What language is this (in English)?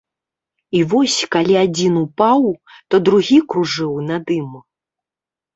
Belarusian